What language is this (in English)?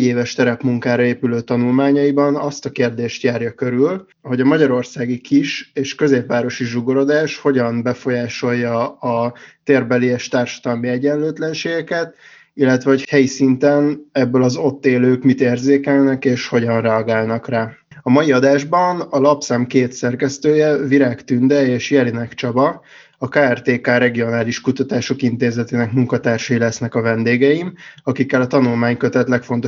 Hungarian